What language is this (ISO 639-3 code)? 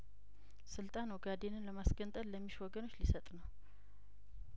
amh